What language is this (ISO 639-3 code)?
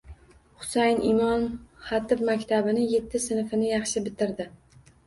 uzb